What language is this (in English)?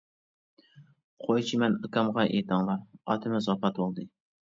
Uyghur